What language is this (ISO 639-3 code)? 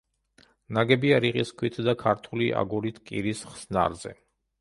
kat